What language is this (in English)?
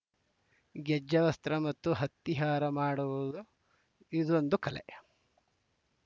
Kannada